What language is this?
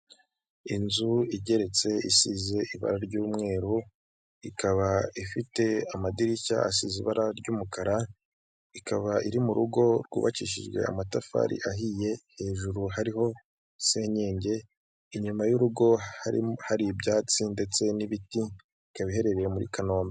Kinyarwanda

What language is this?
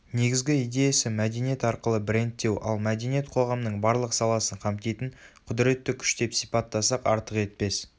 Kazakh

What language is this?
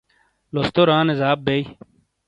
Shina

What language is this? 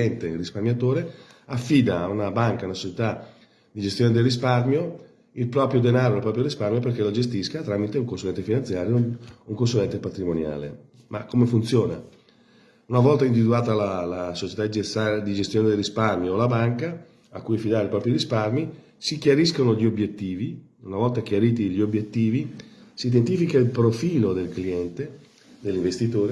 Italian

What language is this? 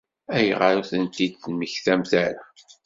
Kabyle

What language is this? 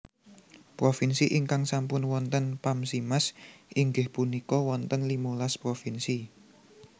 Javanese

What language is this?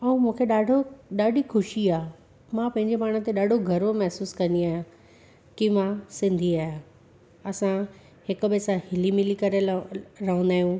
Sindhi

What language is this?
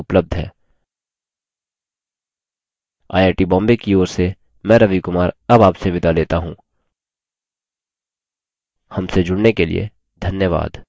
Hindi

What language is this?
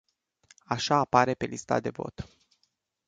Romanian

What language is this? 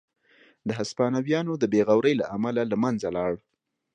Pashto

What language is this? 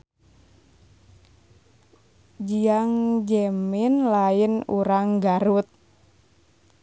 Sundanese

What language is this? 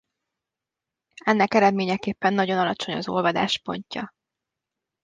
Hungarian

